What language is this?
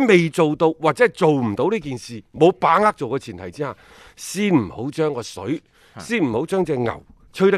Chinese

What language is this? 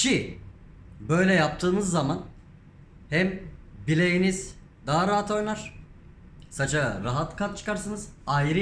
Turkish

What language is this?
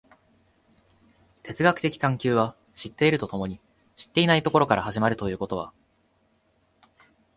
Japanese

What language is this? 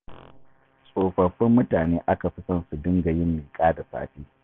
Hausa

